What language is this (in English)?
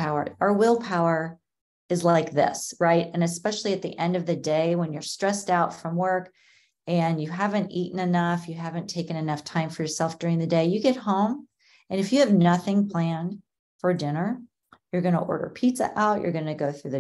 English